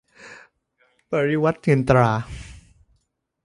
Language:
Thai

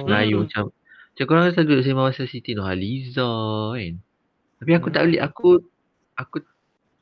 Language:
Malay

